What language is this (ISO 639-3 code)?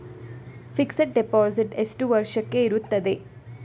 kan